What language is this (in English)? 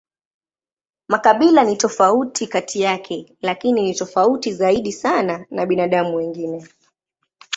Swahili